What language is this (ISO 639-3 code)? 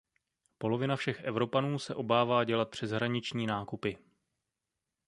ces